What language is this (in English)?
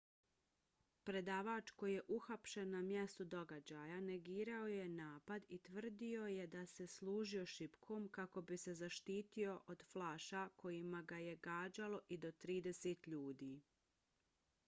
Bosnian